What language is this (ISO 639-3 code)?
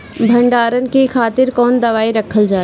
bho